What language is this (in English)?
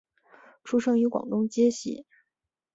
Chinese